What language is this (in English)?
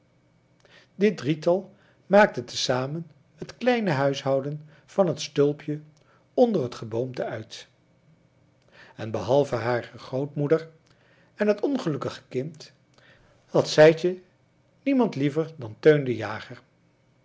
Dutch